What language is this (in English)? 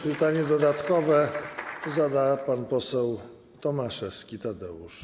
Polish